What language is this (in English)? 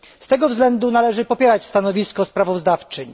Polish